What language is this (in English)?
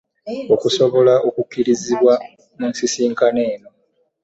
Ganda